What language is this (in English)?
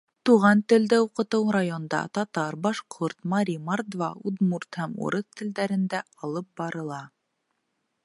Bashkir